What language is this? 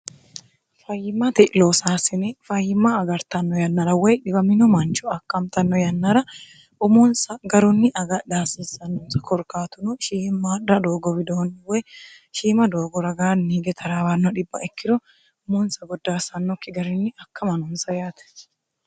Sidamo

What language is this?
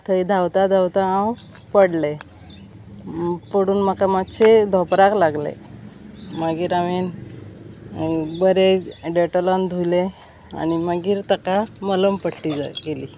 Konkani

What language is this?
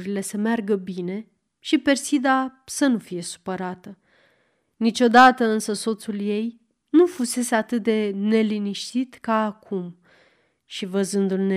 Romanian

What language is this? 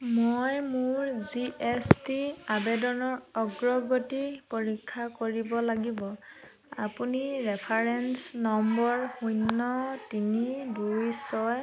Assamese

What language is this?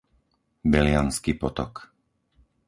Slovak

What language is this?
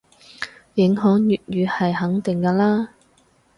Cantonese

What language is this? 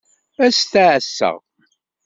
Kabyle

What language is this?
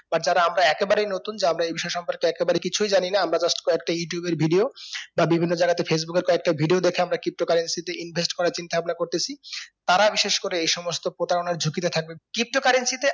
Bangla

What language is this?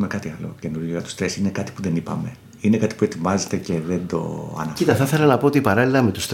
Greek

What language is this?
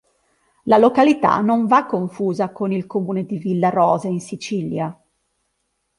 Italian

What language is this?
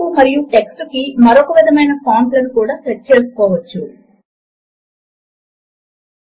Telugu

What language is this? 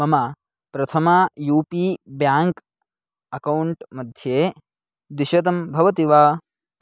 Sanskrit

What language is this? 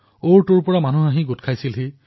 Assamese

